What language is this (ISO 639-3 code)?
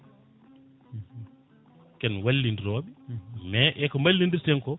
ful